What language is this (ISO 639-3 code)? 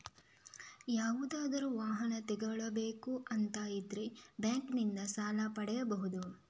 kan